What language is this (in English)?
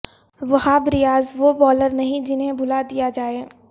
Urdu